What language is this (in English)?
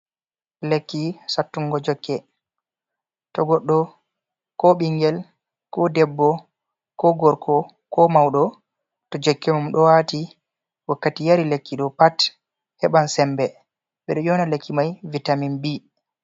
Fula